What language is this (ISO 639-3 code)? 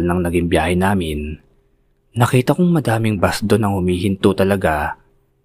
fil